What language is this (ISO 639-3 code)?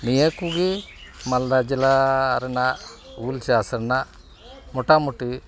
sat